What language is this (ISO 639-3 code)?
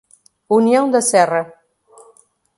por